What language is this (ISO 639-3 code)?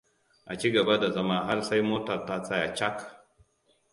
hau